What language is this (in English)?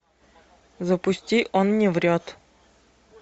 Russian